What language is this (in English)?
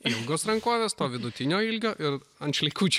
Lithuanian